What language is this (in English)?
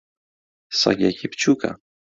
Central Kurdish